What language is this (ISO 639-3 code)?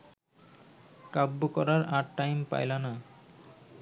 ben